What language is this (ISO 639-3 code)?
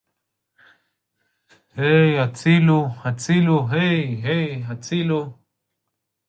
heb